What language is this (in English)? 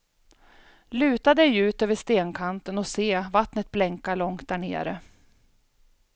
Swedish